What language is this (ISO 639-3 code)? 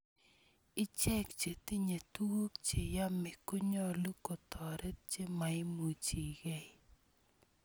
kln